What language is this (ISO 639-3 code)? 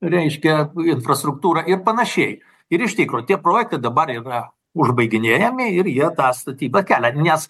lit